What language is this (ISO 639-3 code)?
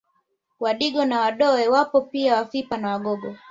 swa